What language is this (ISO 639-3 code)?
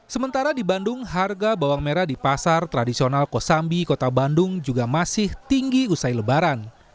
ind